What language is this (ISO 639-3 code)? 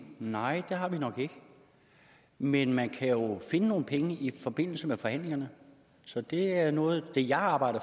dan